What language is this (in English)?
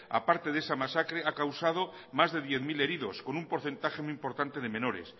Spanish